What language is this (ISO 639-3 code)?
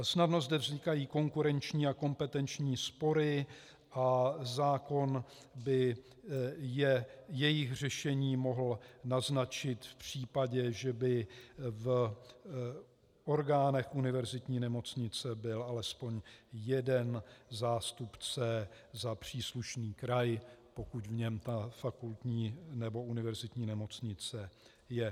ces